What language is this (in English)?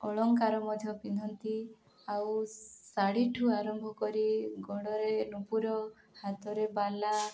Odia